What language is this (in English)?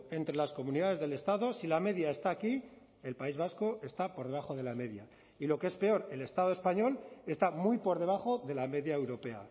Spanish